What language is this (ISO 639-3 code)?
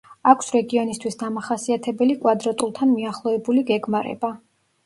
kat